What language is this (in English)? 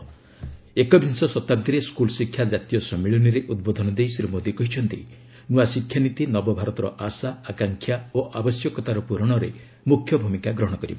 Odia